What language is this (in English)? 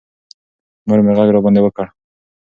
Pashto